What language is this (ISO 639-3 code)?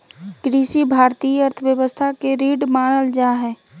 mag